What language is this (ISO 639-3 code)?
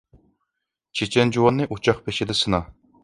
uig